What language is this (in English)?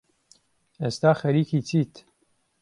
Central Kurdish